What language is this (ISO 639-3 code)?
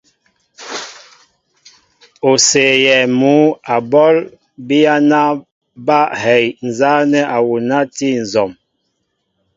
mbo